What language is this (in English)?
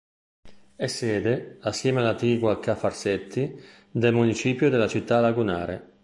Italian